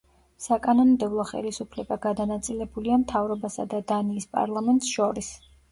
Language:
Georgian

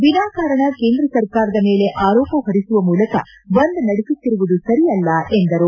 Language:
Kannada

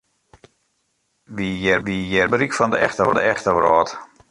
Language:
Western Frisian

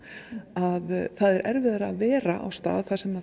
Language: Icelandic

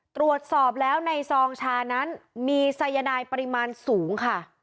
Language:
Thai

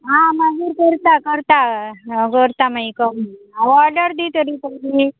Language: Konkani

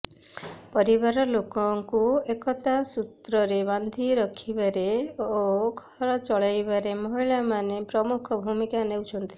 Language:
Odia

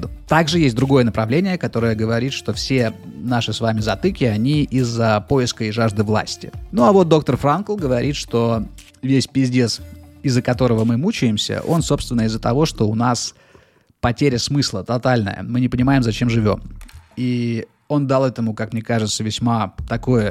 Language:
Russian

